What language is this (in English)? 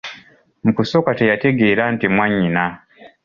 Ganda